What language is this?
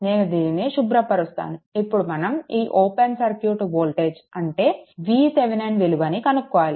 Telugu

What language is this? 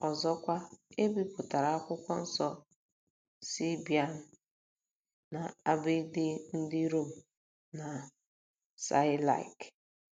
Igbo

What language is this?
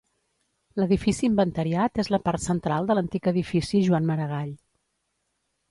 Catalan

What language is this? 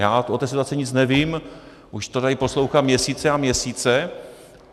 Czech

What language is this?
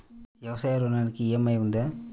Telugu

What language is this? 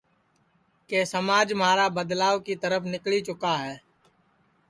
Sansi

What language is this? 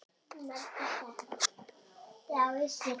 Icelandic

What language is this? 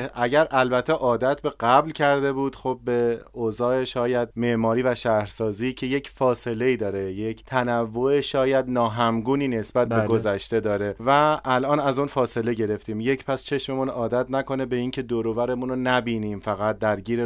Persian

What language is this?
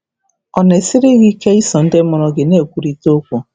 Igbo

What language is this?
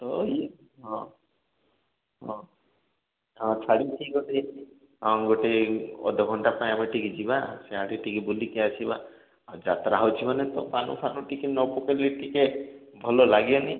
Odia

